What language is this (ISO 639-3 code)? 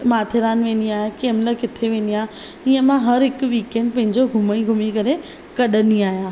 snd